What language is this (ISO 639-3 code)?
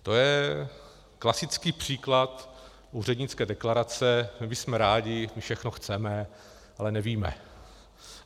ces